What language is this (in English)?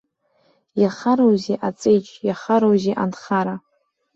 Abkhazian